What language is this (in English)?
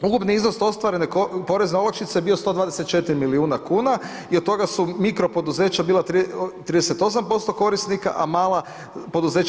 Croatian